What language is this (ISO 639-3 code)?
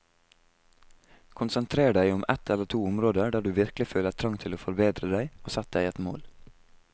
nor